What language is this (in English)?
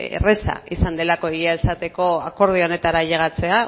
Basque